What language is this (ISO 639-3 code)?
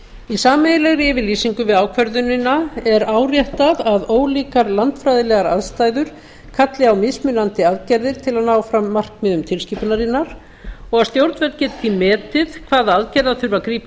isl